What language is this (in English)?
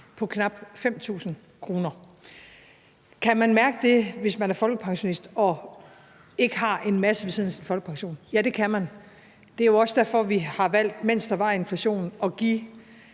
Danish